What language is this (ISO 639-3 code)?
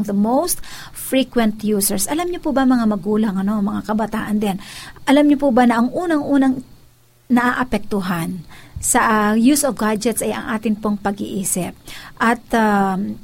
fil